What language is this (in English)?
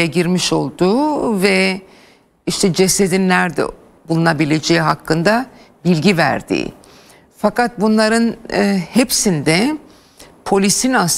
Turkish